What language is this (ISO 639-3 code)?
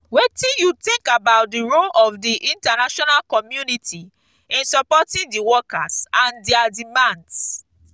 pcm